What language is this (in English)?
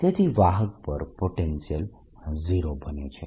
Gujarati